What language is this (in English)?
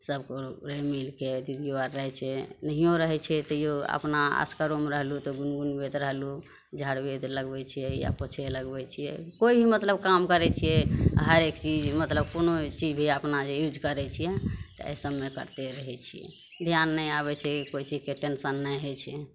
Maithili